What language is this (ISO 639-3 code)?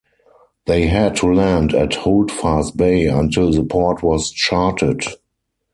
eng